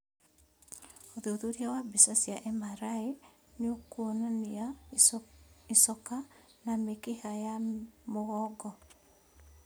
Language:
Kikuyu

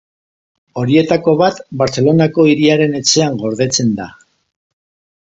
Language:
Basque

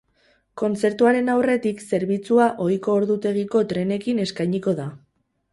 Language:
Basque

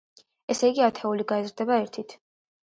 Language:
Georgian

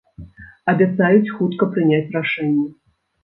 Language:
Belarusian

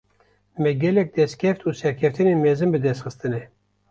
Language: Kurdish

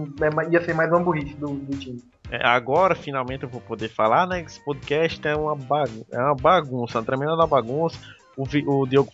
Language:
Portuguese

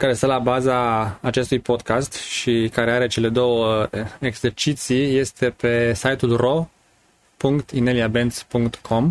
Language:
Romanian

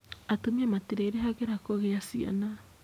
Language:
Kikuyu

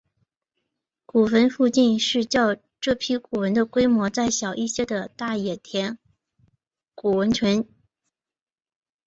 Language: Chinese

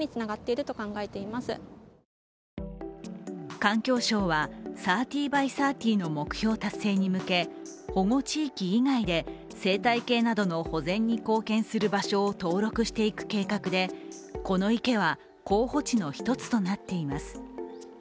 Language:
Japanese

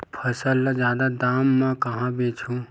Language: Chhattisgarhi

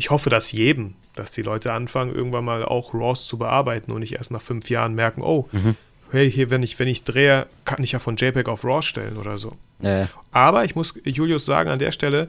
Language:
German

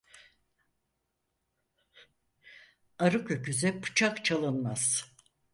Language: Turkish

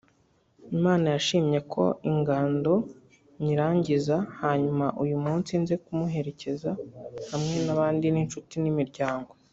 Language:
Kinyarwanda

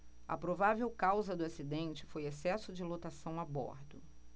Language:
Portuguese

